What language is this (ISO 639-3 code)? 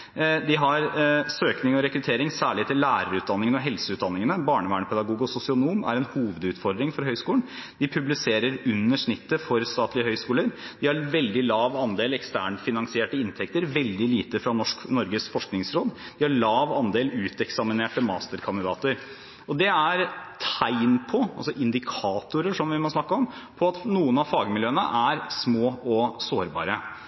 nob